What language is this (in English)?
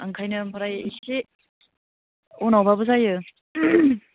Bodo